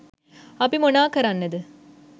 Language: Sinhala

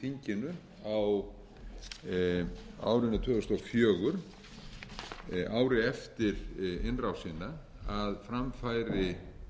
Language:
Icelandic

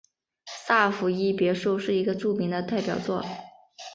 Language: Chinese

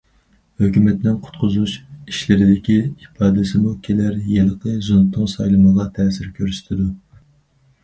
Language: Uyghur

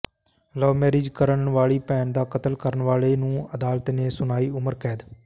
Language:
Punjabi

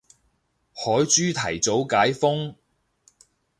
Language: Cantonese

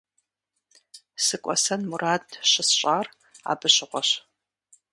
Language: Kabardian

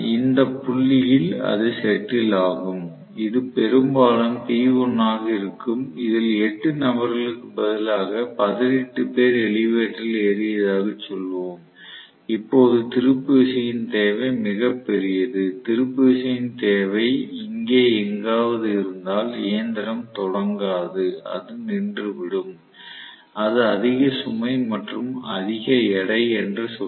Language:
Tamil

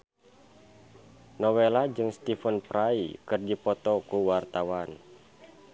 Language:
Sundanese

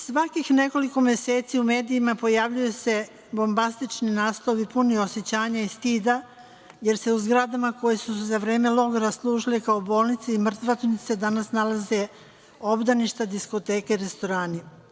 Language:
Serbian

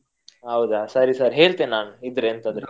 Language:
Kannada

